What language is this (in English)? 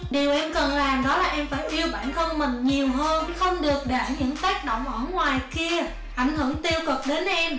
Vietnamese